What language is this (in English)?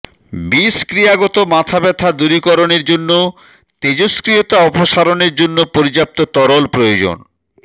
Bangla